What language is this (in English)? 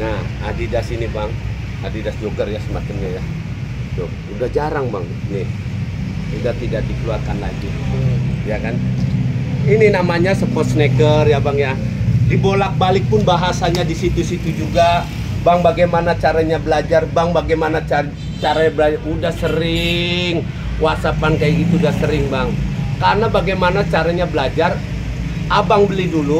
Indonesian